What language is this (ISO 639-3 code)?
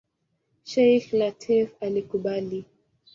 swa